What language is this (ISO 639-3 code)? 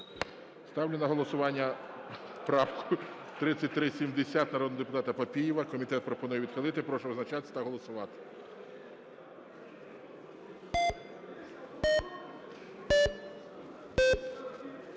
ukr